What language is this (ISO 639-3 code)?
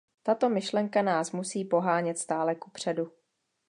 ces